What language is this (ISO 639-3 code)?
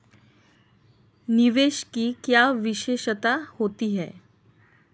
hin